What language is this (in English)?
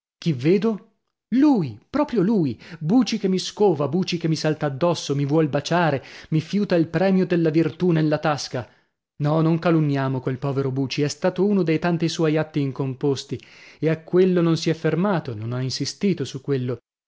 Italian